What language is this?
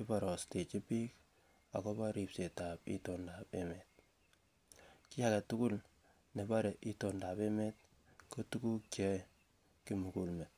Kalenjin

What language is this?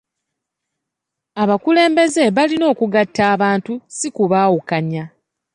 Ganda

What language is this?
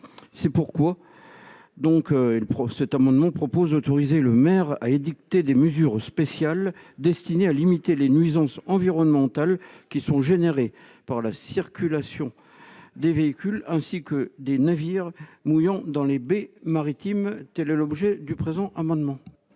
French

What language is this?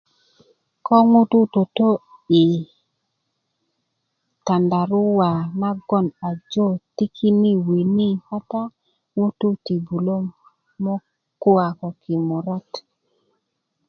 Kuku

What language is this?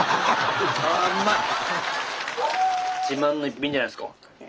Japanese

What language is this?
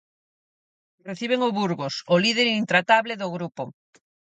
Galician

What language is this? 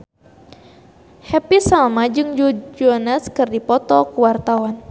Sundanese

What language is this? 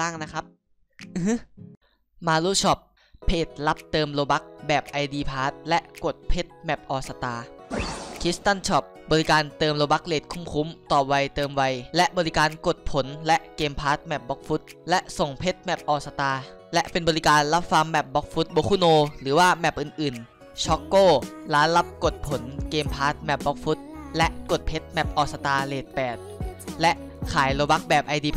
Thai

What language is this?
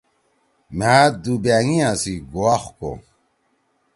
Torwali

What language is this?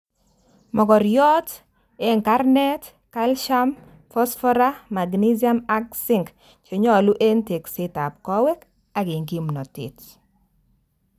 Kalenjin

